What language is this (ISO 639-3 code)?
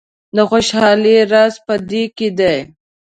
pus